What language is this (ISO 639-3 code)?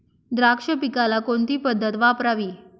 mar